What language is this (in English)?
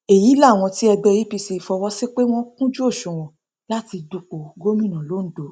Yoruba